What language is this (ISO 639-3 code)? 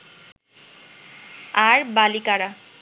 ben